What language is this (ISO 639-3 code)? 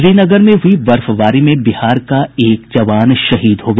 hin